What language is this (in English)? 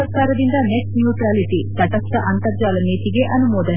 Kannada